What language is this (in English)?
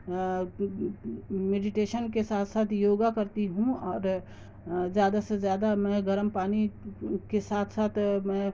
Urdu